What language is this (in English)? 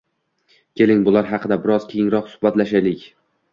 Uzbek